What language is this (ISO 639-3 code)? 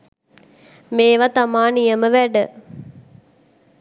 sin